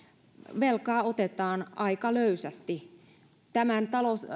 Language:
Finnish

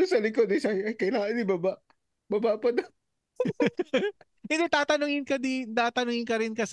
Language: Filipino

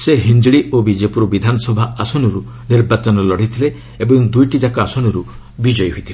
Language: Odia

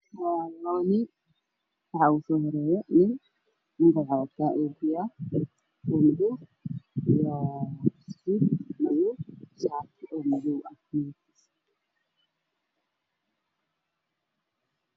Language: Somali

